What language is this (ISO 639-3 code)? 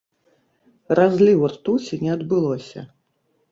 bel